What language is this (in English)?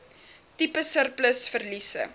Afrikaans